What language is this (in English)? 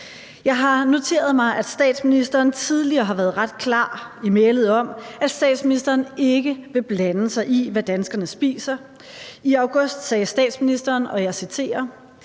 Danish